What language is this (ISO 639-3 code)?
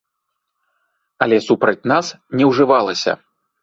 bel